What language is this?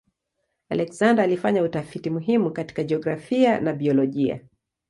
Swahili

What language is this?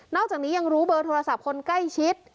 Thai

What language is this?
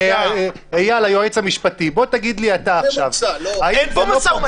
Hebrew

